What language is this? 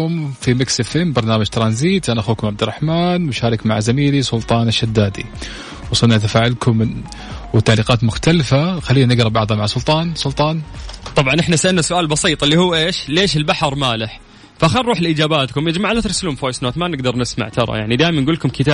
Arabic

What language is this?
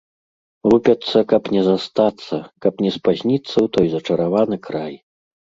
Belarusian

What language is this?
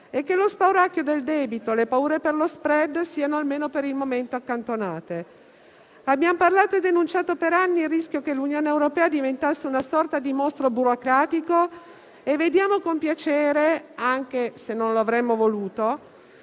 Italian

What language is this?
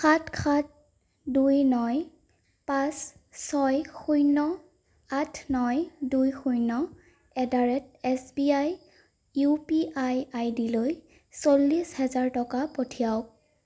Assamese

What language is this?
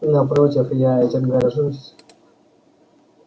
Russian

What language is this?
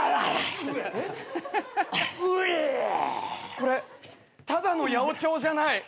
Japanese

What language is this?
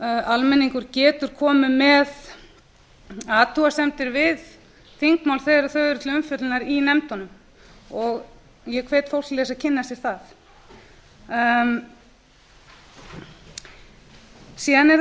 Icelandic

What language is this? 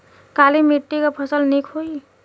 Bhojpuri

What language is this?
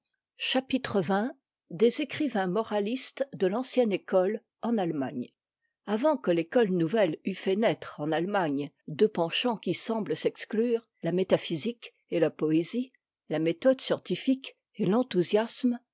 French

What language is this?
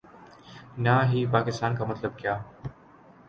Urdu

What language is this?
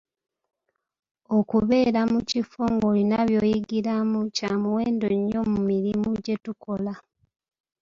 Ganda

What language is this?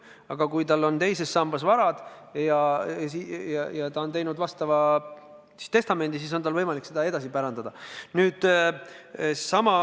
Estonian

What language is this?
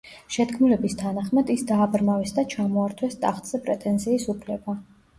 Georgian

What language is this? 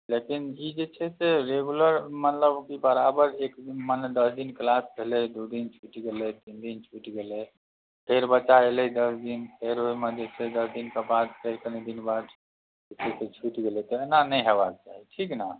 Maithili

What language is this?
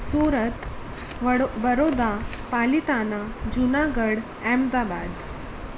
Sindhi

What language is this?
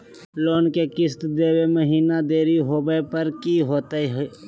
Magahi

